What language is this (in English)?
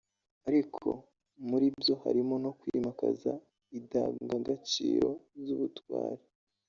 Kinyarwanda